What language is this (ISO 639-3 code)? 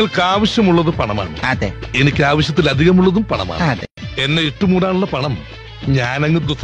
hin